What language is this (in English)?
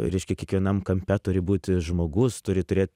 Lithuanian